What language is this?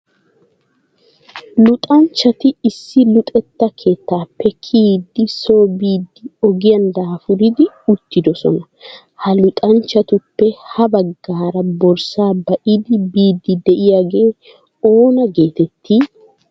Wolaytta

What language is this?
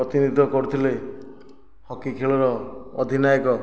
Odia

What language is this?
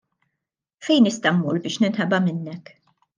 Maltese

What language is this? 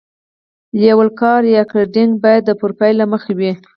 Pashto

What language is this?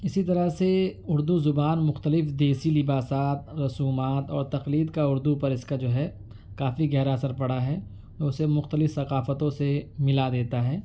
Urdu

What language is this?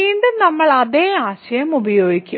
Malayalam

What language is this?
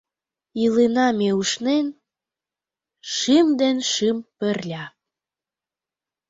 Mari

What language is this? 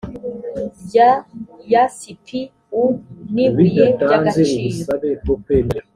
Kinyarwanda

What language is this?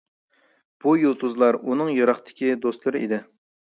Uyghur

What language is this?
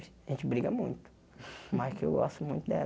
Portuguese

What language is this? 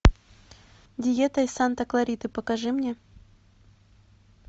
Russian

